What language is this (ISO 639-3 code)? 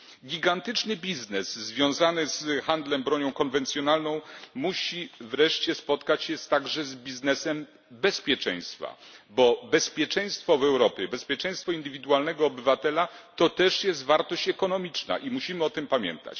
pol